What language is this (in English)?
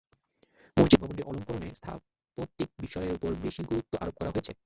Bangla